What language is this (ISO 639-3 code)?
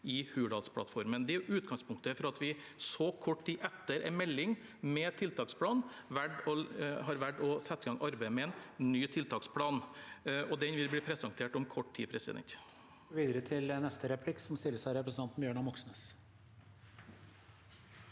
nor